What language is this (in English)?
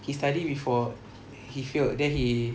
English